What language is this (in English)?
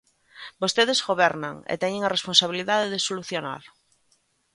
Galician